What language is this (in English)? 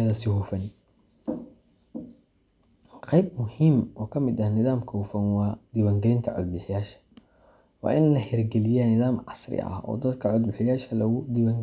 Somali